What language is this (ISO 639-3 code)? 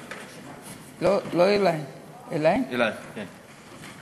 heb